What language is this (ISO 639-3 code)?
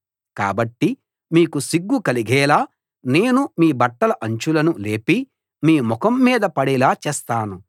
tel